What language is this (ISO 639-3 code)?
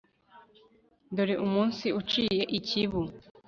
kin